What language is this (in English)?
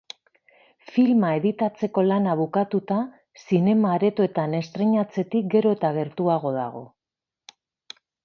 Basque